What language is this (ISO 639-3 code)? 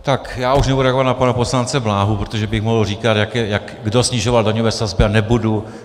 ces